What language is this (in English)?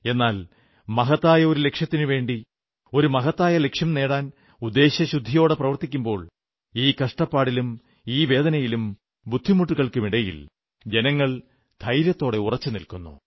Malayalam